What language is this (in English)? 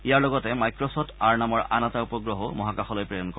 Assamese